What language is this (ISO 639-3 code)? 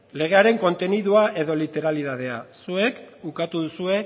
eus